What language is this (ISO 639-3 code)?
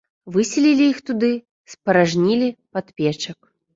bel